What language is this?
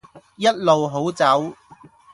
Cantonese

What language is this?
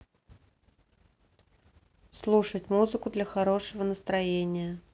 Russian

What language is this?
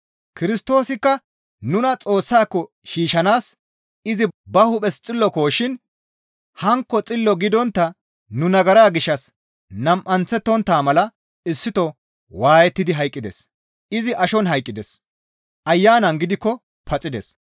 Gamo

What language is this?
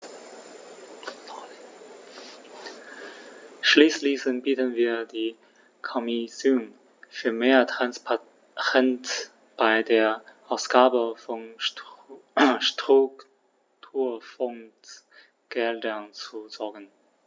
German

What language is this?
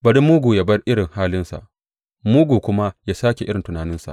Hausa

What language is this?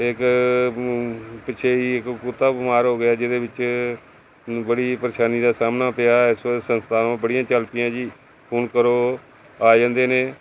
Punjabi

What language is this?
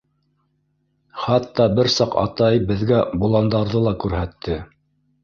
Bashkir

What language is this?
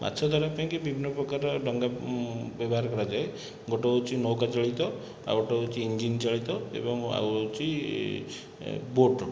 Odia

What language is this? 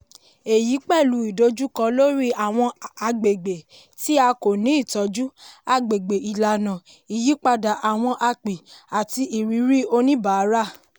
Yoruba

